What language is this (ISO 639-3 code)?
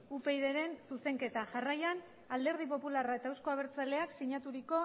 eus